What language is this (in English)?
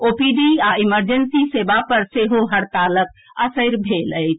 Maithili